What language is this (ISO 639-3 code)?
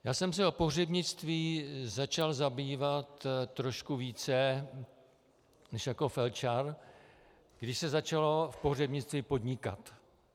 ces